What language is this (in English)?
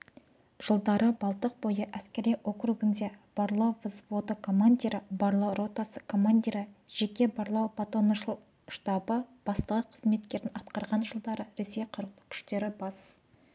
Kazakh